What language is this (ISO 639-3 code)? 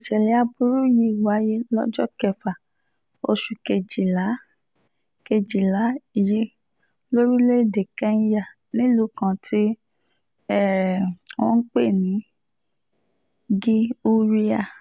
yor